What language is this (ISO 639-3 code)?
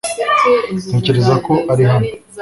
kin